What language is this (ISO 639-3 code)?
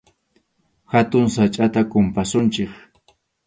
qxu